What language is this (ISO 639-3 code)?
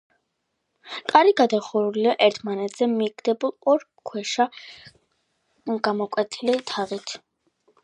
kat